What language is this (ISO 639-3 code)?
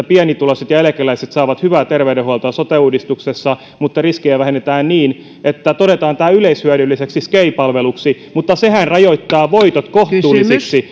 fin